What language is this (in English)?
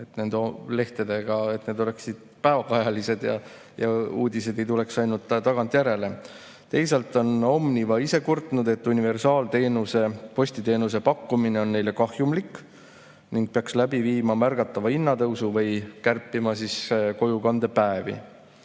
Estonian